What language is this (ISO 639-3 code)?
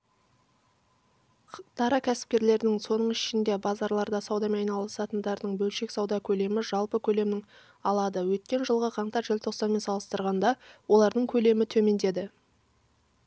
kaz